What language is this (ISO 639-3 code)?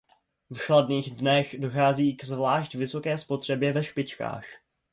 ces